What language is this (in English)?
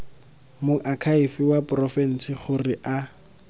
Tswana